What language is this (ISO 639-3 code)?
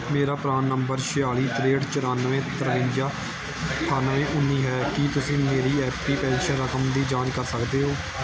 pan